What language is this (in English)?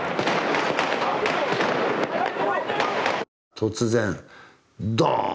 Japanese